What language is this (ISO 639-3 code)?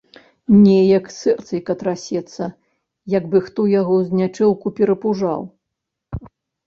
bel